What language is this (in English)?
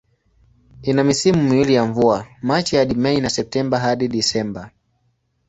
Swahili